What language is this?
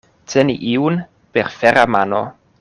Esperanto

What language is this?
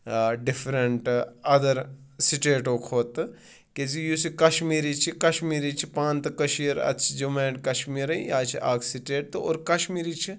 Kashmiri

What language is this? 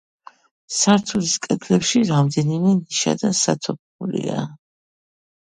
Georgian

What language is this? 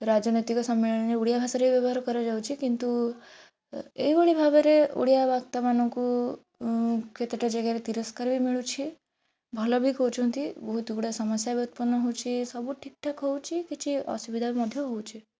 Odia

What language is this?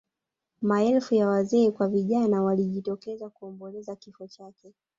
Swahili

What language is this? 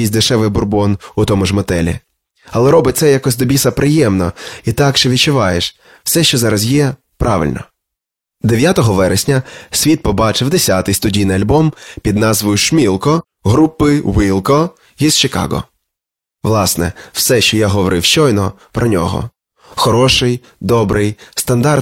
Ukrainian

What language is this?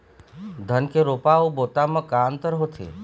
Chhattisgarhi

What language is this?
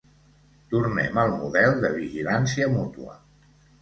Catalan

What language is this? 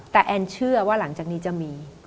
Thai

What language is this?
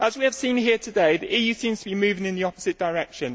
English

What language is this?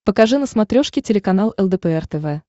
Russian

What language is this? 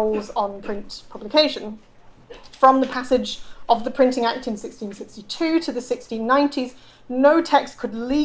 English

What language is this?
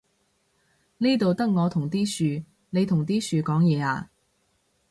Cantonese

